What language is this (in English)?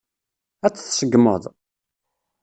Kabyle